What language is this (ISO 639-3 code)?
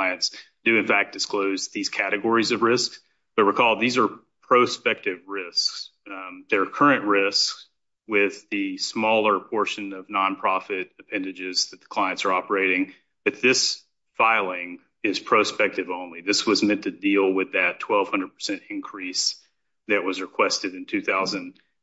eng